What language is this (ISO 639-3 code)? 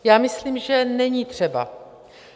ces